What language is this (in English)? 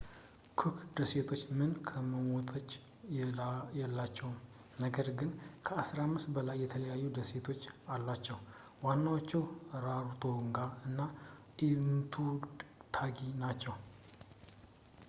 Amharic